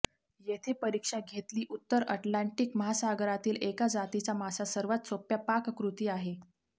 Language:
Marathi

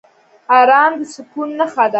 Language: Pashto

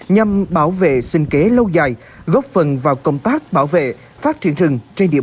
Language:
Vietnamese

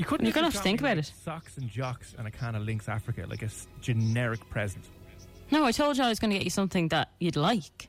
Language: English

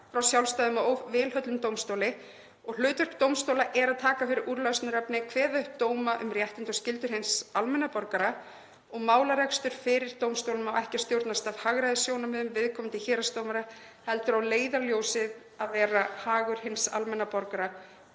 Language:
Icelandic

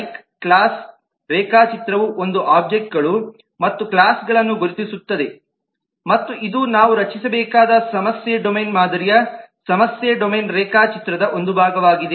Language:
Kannada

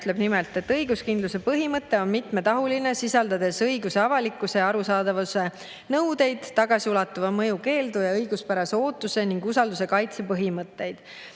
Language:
Estonian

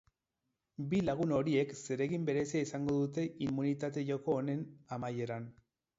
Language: Basque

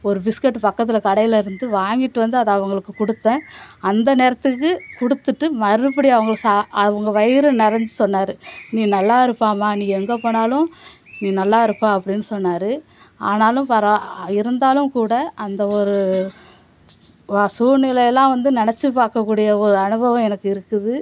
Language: Tamil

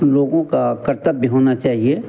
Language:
Hindi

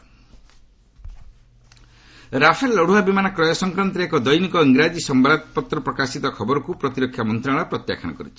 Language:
Odia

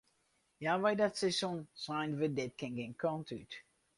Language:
Western Frisian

